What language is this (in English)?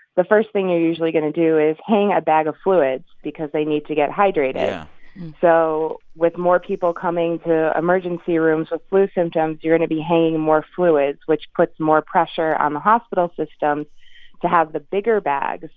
English